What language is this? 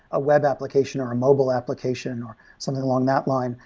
English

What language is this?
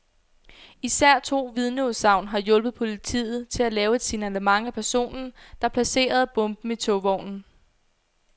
Danish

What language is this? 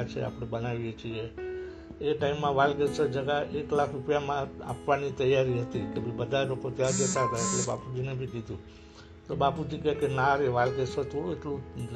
Gujarati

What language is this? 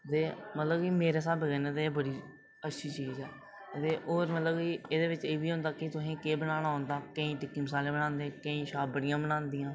Dogri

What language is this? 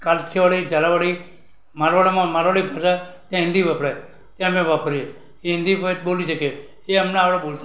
Gujarati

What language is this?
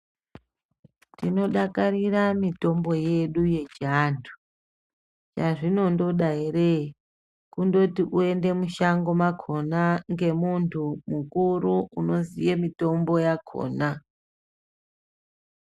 Ndau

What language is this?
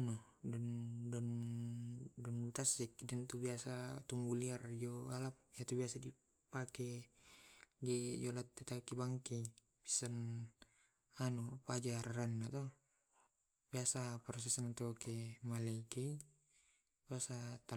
Tae'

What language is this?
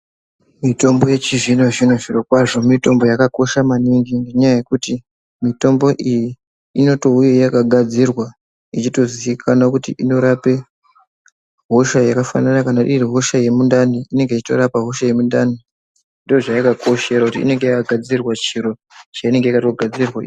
Ndau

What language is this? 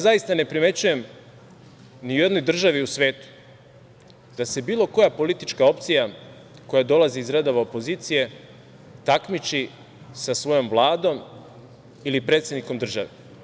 Serbian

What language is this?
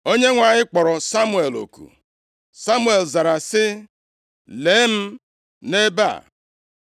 Igbo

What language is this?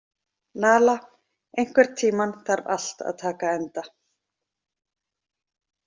Icelandic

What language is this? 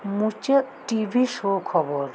Santali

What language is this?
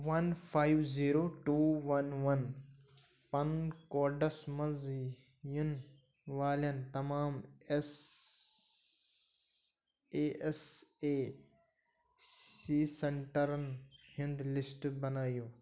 Kashmiri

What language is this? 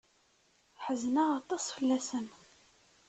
Kabyle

